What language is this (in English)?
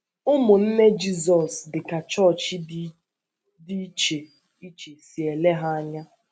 Igbo